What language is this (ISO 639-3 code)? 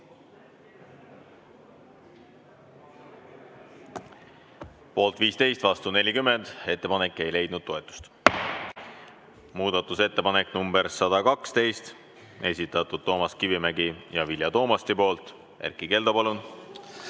est